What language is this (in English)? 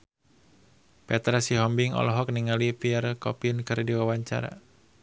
Sundanese